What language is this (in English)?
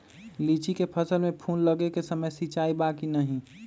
Magahi